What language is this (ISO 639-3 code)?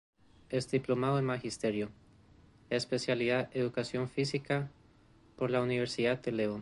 spa